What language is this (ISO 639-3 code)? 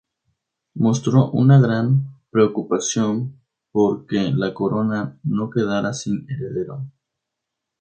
spa